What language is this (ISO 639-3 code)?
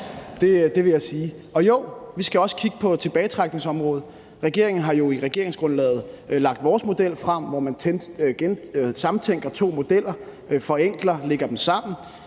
dan